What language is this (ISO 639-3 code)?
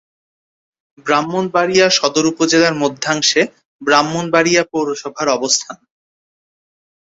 ben